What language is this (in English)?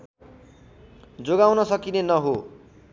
Nepali